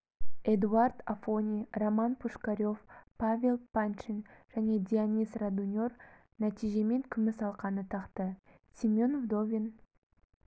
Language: Kazakh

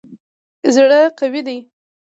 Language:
Pashto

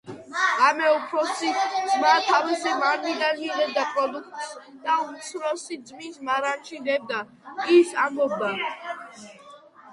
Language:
Georgian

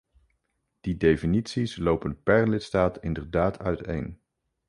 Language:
Dutch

